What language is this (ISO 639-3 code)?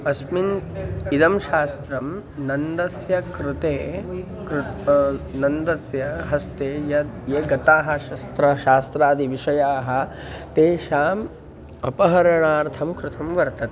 san